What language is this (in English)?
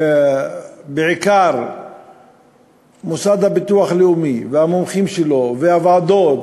Hebrew